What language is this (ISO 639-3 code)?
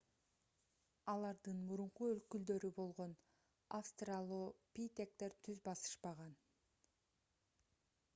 kir